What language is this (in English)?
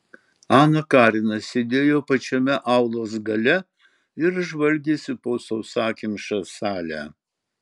Lithuanian